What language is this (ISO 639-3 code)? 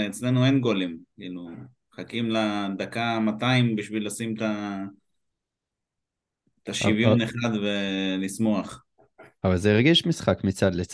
heb